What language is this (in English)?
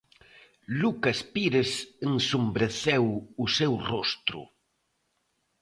Galician